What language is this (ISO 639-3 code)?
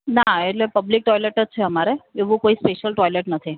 guj